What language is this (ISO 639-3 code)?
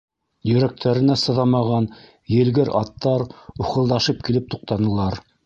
bak